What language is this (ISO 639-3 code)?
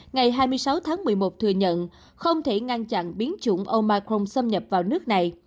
vie